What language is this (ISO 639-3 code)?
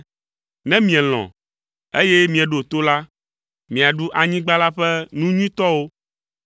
ewe